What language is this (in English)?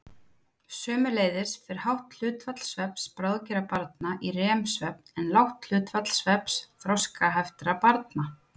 Icelandic